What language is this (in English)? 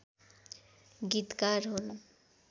Nepali